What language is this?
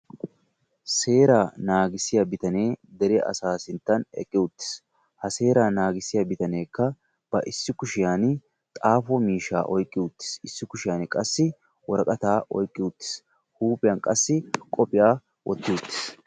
Wolaytta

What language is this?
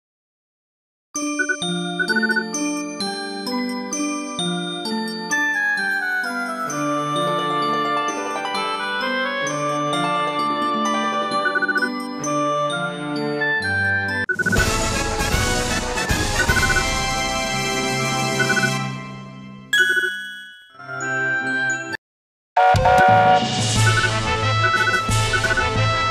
Korean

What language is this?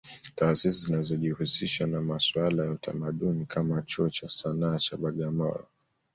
Swahili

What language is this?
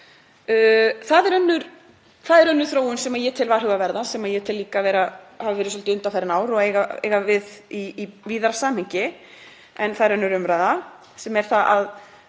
Icelandic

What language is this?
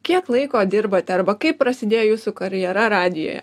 Lithuanian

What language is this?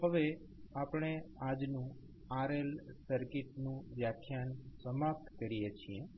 Gujarati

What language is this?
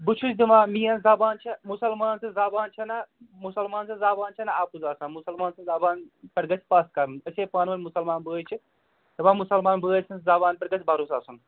Kashmiri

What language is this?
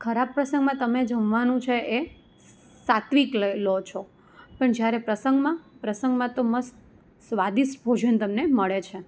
Gujarati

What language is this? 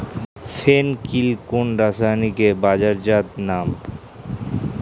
Bangla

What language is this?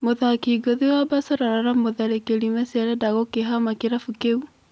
Kikuyu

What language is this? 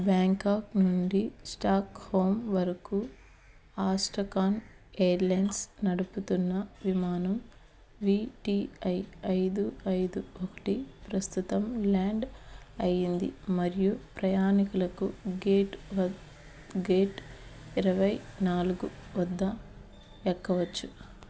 Telugu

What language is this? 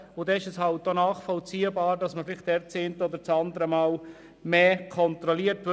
Swiss German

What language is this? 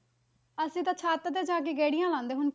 Punjabi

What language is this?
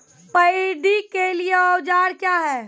Maithili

